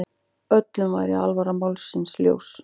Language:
Icelandic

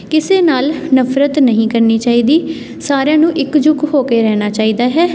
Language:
Punjabi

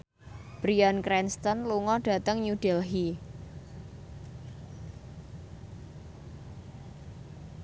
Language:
Javanese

